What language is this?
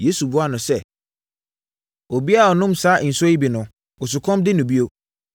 Akan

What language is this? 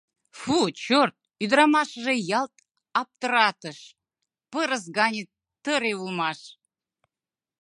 Mari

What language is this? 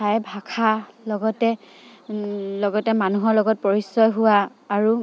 Assamese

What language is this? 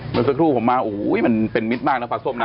Thai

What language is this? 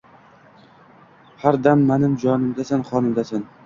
Uzbek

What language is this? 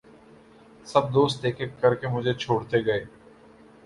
Urdu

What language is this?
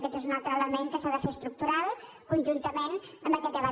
Catalan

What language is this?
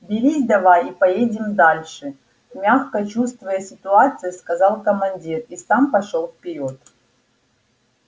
Russian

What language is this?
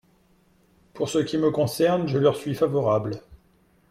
French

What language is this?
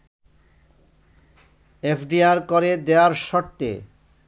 Bangla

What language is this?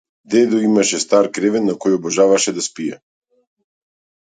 Macedonian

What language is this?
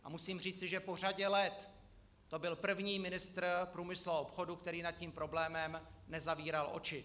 Czech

